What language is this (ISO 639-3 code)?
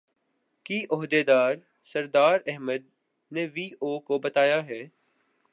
urd